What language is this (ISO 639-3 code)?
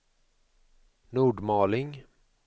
swe